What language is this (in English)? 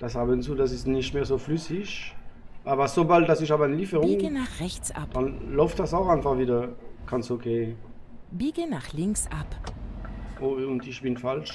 German